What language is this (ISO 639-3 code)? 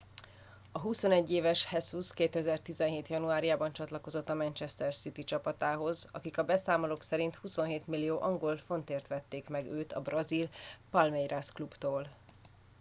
hun